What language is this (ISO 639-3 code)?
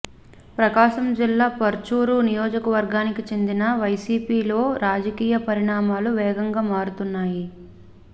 tel